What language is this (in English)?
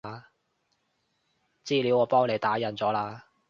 Cantonese